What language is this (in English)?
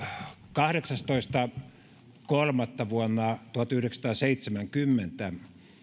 Finnish